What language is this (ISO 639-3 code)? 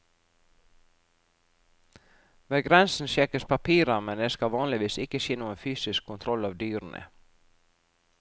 nor